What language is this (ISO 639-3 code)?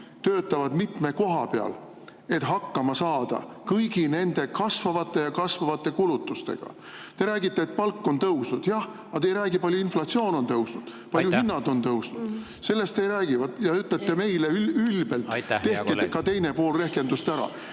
est